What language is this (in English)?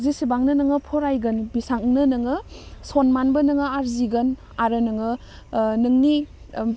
Bodo